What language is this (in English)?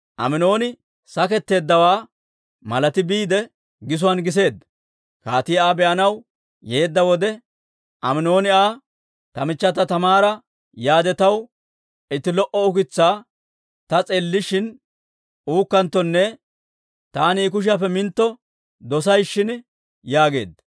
Dawro